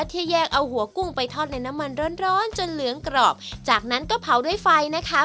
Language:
Thai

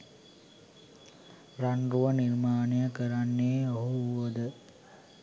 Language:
Sinhala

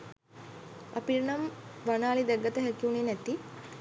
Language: Sinhala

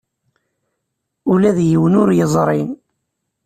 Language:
Kabyle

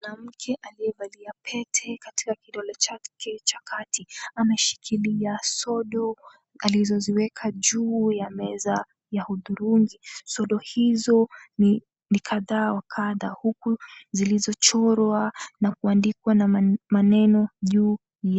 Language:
Swahili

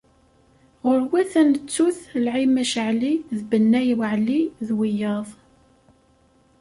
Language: Kabyle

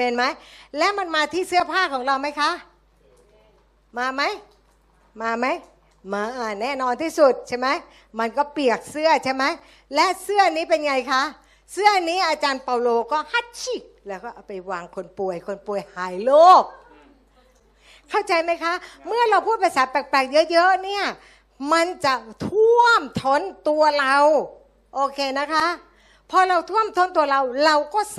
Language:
Thai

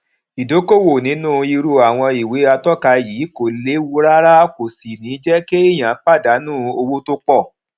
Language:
Yoruba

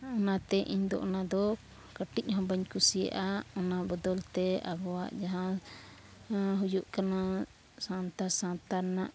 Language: Santali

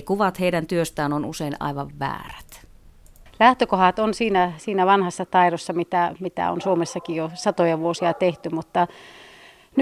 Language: Finnish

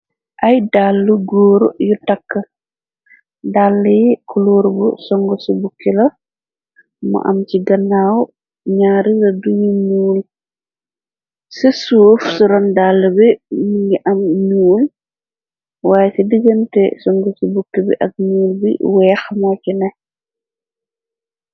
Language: Wolof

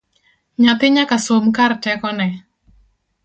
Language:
Luo (Kenya and Tanzania)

